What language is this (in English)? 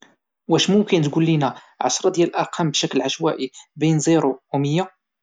Moroccan Arabic